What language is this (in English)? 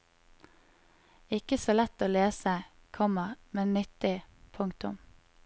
Norwegian